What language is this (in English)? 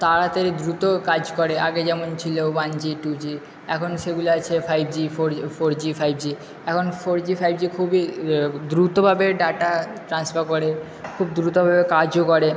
Bangla